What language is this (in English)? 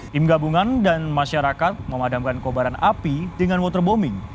Indonesian